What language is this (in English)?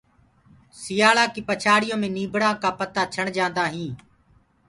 Gurgula